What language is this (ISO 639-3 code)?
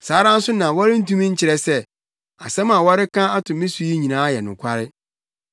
aka